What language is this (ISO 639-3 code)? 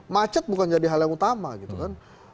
ind